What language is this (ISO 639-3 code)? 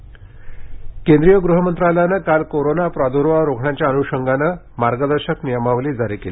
mar